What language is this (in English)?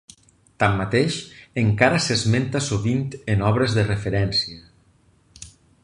Catalan